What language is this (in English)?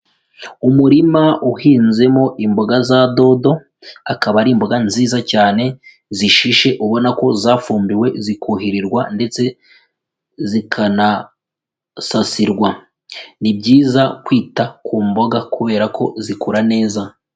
Kinyarwanda